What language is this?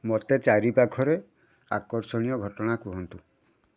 Odia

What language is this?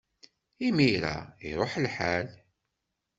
Kabyle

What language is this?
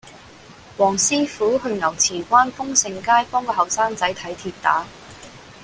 Cantonese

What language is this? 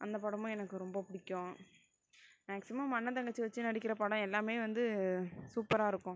Tamil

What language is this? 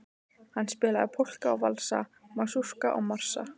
Icelandic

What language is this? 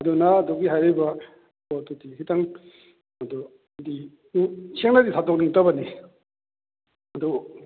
Manipuri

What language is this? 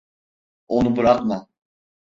Turkish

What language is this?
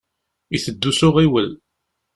Kabyle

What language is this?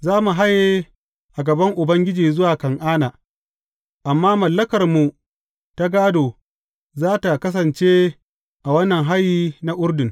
Hausa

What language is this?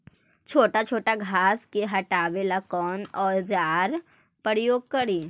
Magahi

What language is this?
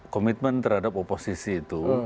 Indonesian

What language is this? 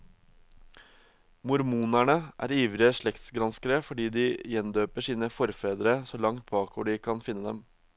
Norwegian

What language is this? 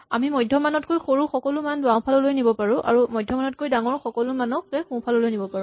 Assamese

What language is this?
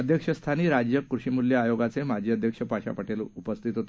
Marathi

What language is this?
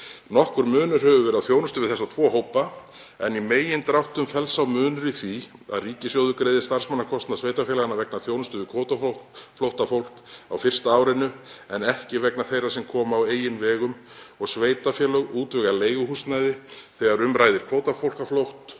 Icelandic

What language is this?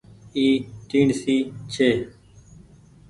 Goaria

